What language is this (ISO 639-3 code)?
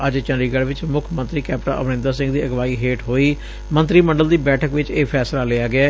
pan